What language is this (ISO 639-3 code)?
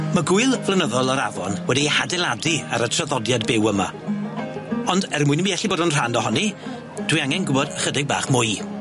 cym